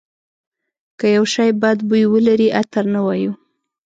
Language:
Pashto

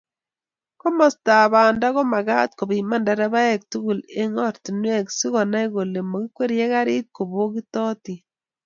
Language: Kalenjin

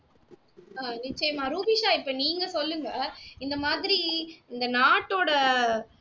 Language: Tamil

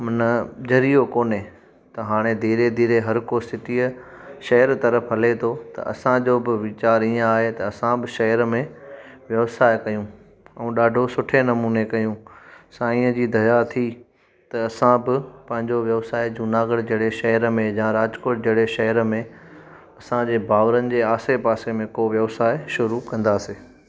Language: Sindhi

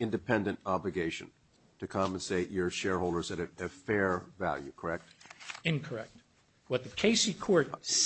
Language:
English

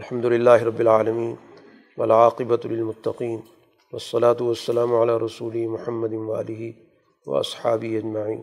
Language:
Urdu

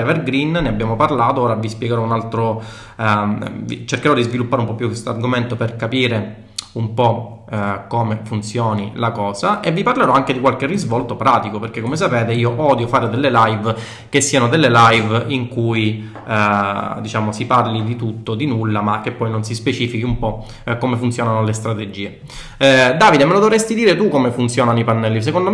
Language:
Italian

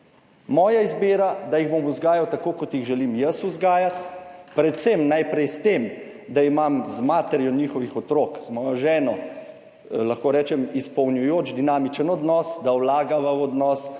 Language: Slovenian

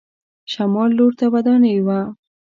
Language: Pashto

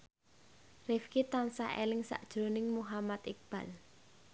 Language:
Javanese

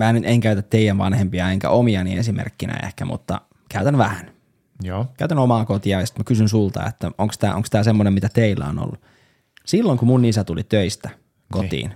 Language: Finnish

